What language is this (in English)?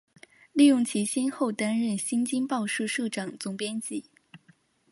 Chinese